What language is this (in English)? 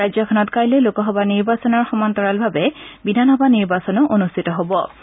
Assamese